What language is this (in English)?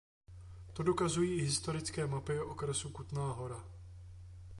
Czech